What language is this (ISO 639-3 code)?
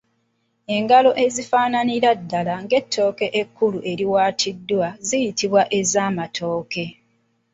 lug